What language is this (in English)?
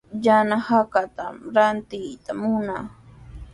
Sihuas Ancash Quechua